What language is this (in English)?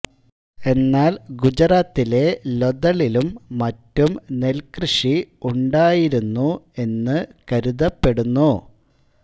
Malayalam